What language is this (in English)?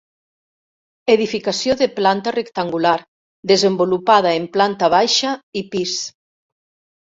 Catalan